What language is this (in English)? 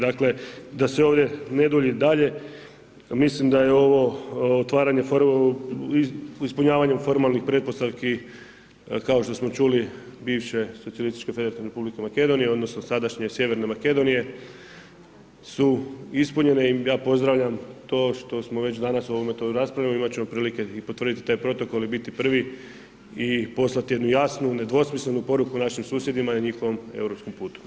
Croatian